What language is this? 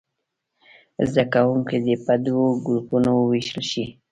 Pashto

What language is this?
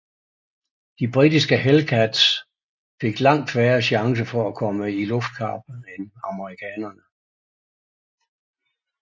Danish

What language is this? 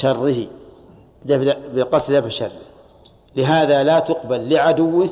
Arabic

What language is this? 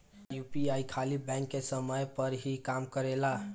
Bhojpuri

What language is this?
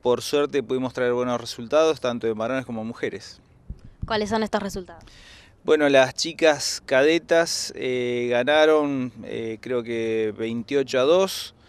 Spanish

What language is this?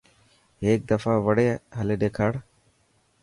Dhatki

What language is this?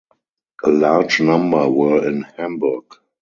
English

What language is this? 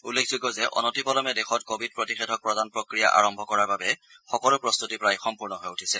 Assamese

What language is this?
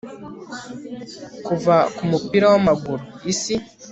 Kinyarwanda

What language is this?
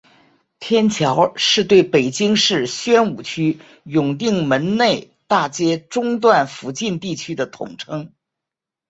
Chinese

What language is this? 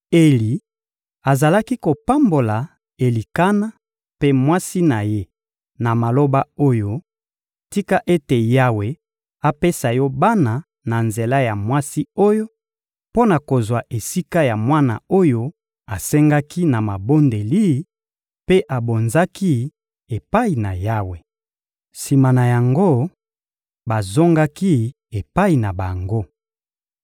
Lingala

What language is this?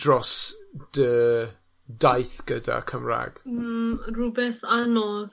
Welsh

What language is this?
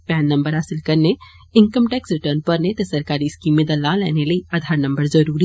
Dogri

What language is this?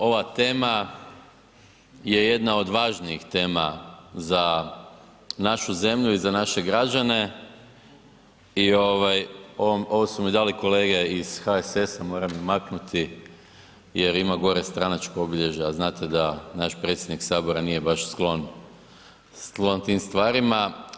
Croatian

